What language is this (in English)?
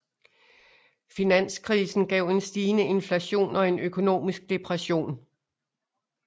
Danish